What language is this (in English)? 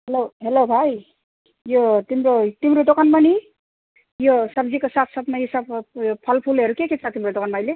Nepali